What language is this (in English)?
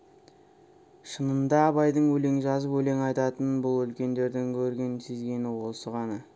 Kazakh